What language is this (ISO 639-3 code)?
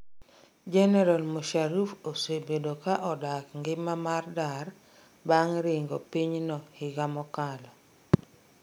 luo